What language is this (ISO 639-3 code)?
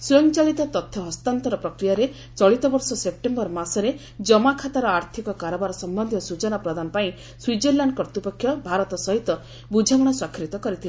ori